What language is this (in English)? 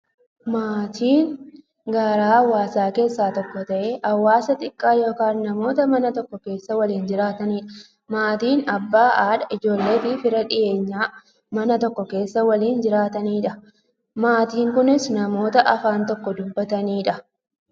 Oromo